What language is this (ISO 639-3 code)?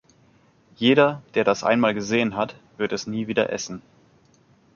deu